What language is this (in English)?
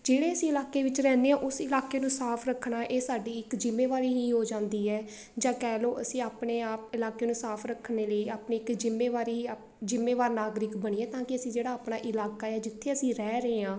Punjabi